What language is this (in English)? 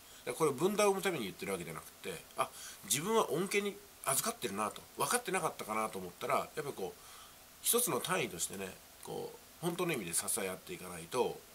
Japanese